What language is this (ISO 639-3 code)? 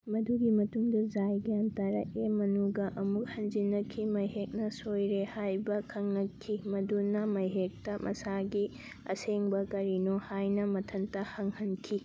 mni